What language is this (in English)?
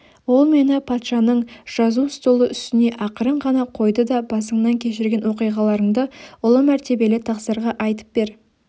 Kazakh